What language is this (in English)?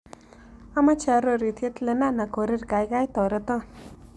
Kalenjin